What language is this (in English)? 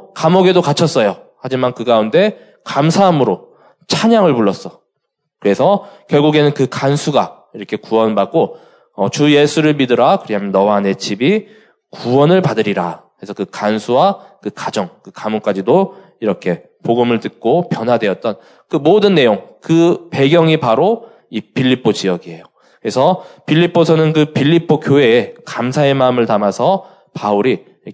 Korean